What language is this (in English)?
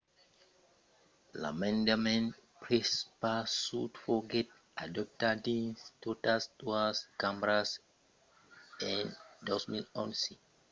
Occitan